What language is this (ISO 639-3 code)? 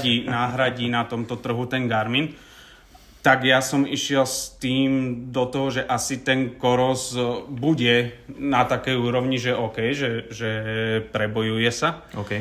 slk